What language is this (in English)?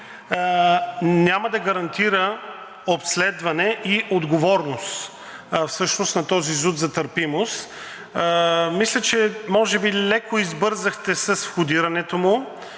Bulgarian